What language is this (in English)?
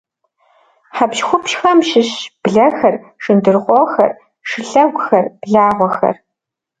Kabardian